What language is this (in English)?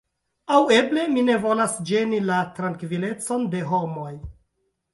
Esperanto